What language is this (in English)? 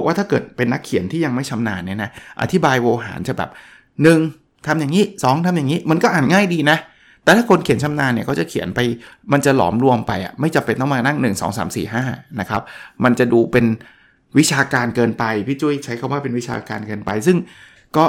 Thai